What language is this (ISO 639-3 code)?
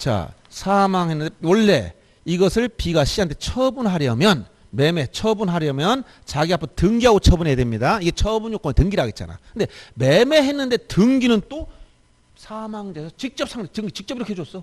kor